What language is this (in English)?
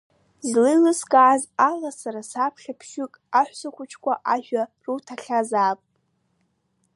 Abkhazian